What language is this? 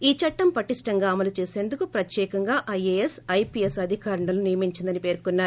Telugu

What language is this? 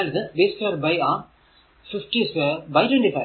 Malayalam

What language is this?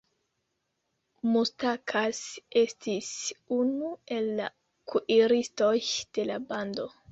Esperanto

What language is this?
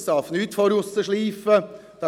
Swiss German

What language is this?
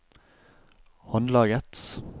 Norwegian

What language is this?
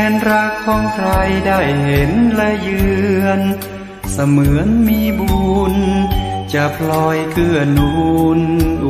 Thai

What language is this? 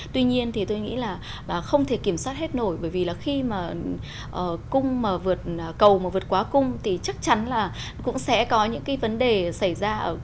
Vietnamese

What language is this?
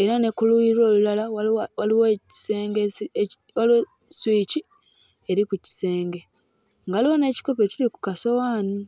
Ganda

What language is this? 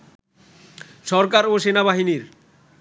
Bangla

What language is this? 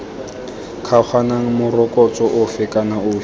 Tswana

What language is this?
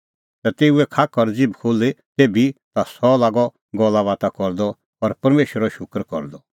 Kullu Pahari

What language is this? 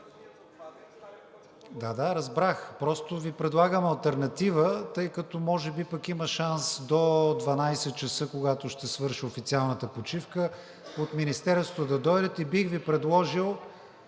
Bulgarian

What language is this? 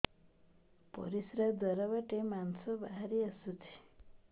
Odia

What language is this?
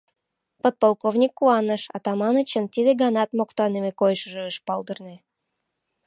Mari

